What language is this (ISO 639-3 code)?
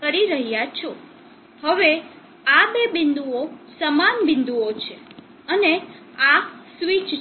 guj